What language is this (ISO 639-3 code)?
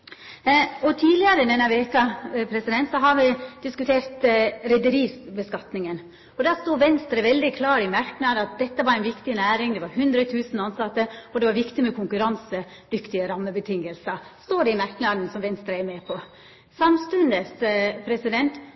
nno